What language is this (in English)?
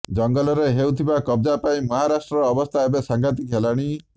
Odia